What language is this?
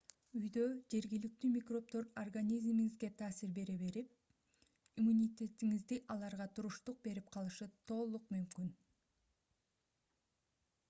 Kyrgyz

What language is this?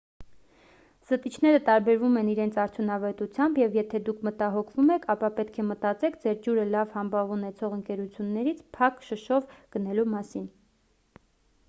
Armenian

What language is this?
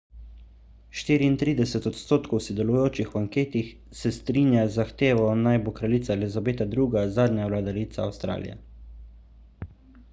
Slovenian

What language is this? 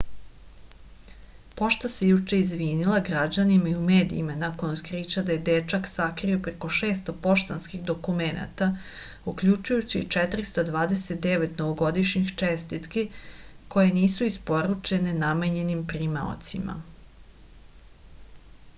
Serbian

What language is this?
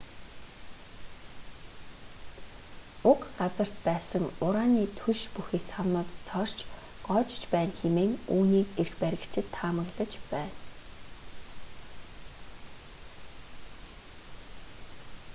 Mongolian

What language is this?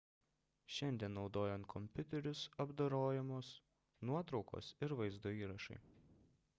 Lithuanian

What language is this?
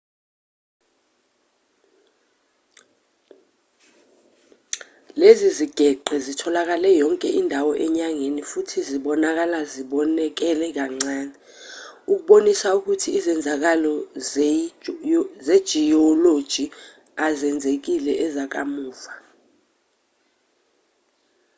Zulu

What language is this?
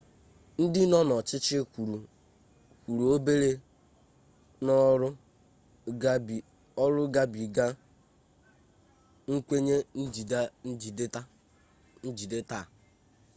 Igbo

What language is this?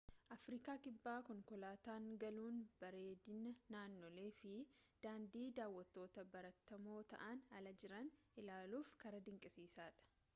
Oromo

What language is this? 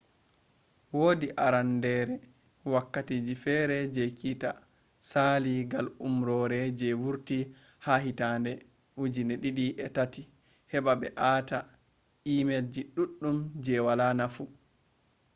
Fula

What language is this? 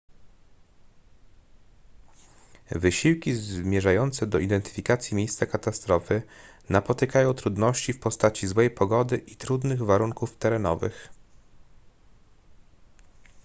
Polish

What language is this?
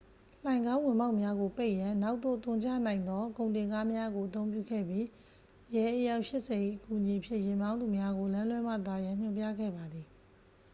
Burmese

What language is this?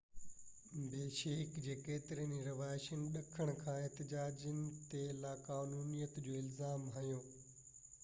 Sindhi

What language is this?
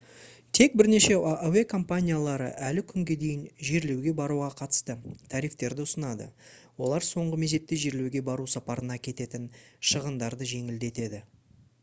Kazakh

